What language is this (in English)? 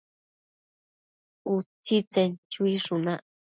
Matsés